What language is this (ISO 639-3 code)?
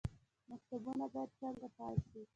pus